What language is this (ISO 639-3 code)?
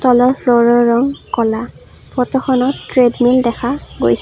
asm